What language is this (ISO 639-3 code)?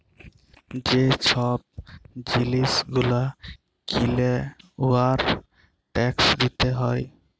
ben